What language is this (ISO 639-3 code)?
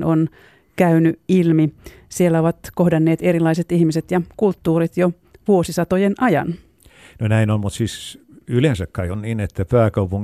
fin